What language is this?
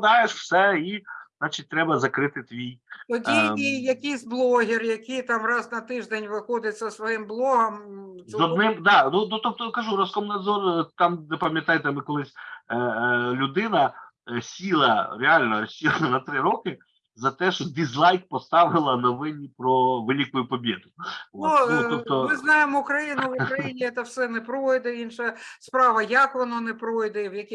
Ukrainian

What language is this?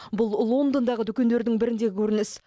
Kazakh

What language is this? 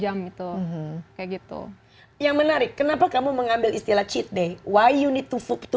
Indonesian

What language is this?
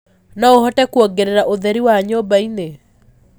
Kikuyu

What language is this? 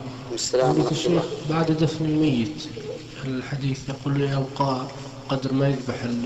Arabic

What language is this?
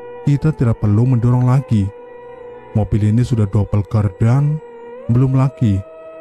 Indonesian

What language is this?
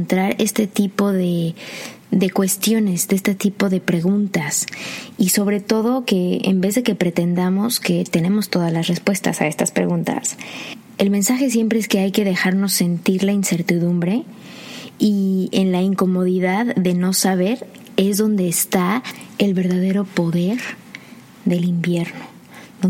Spanish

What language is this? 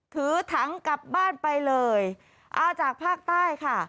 Thai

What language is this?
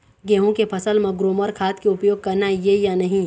Chhattisgarhi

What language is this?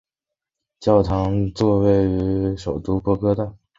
Chinese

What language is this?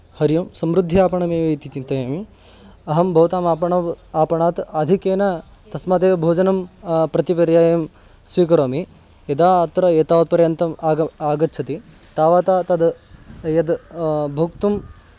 Sanskrit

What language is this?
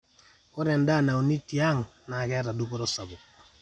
Masai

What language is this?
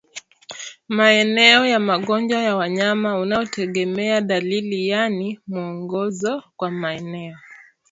Swahili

